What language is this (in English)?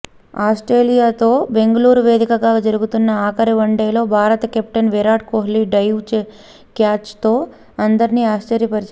Telugu